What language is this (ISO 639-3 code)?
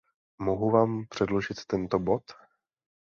ces